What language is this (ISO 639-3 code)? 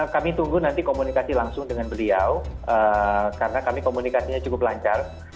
ind